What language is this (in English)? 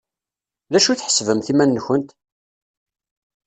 Kabyle